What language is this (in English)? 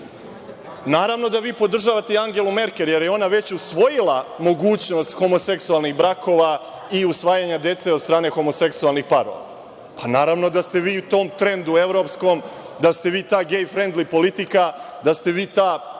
Serbian